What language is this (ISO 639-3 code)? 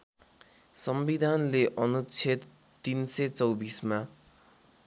nep